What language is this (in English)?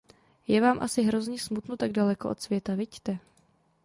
Czech